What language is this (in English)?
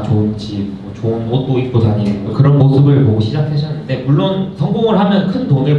Korean